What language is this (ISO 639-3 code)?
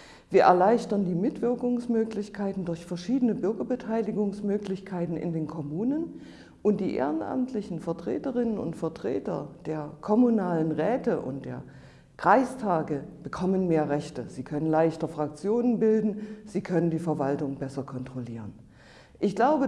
deu